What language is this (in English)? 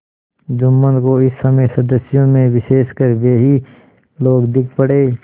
Hindi